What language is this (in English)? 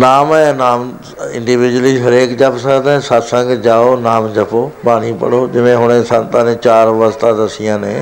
Punjabi